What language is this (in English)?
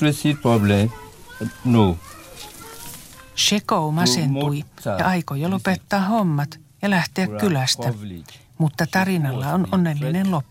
Finnish